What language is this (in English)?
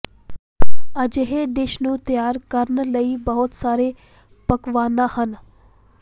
Punjabi